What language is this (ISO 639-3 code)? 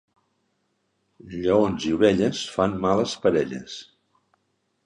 cat